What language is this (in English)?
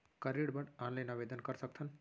Chhattisgarhi